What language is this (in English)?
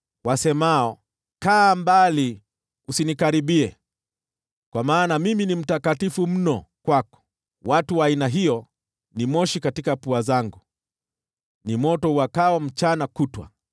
Swahili